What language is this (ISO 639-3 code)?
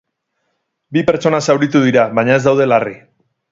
eus